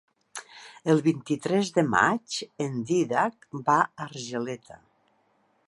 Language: Catalan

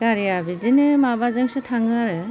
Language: Bodo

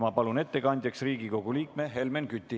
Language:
Estonian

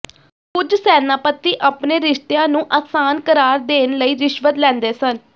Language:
Punjabi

